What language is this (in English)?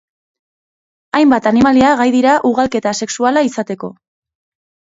Basque